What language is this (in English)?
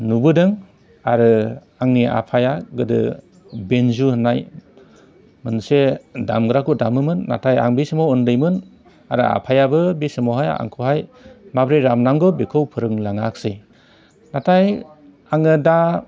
Bodo